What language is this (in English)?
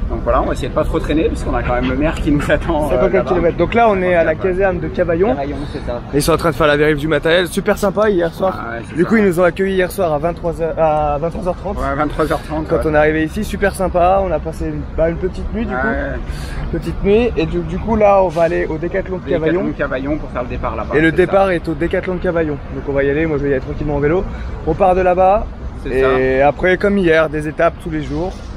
French